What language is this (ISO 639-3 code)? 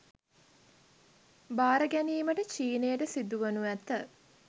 sin